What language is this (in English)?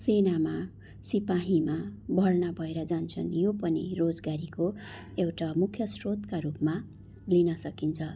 Nepali